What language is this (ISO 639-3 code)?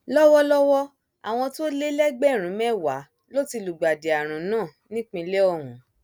yor